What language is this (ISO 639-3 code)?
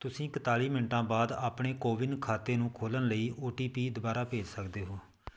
pan